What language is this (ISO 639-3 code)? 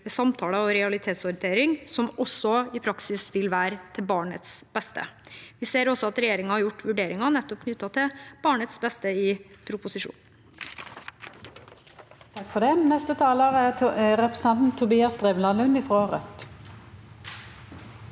nor